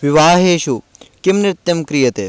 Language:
Sanskrit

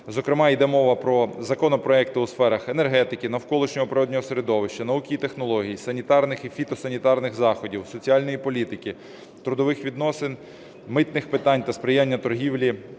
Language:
Ukrainian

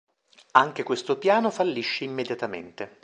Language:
Italian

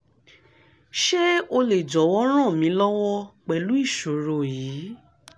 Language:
Yoruba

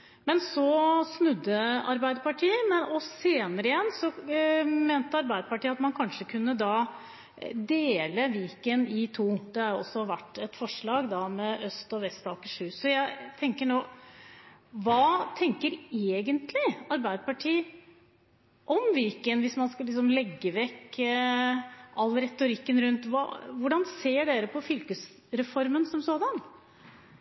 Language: Norwegian Bokmål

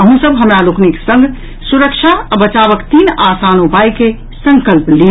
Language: Maithili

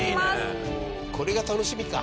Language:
Japanese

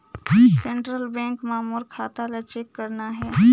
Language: Chhattisgarhi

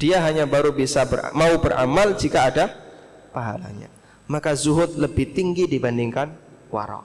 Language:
Indonesian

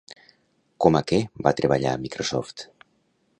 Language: Catalan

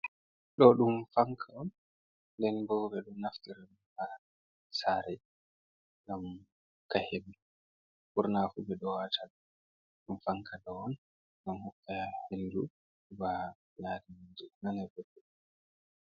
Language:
Fula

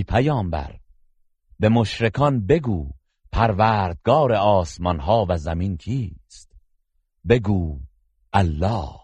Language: Persian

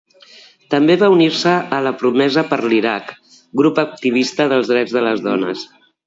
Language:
Catalan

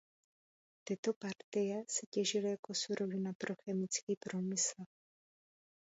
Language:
Czech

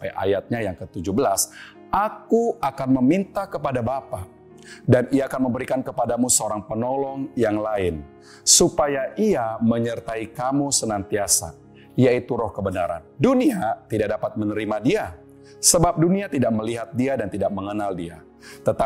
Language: Indonesian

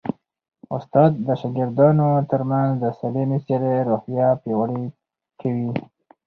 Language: Pashto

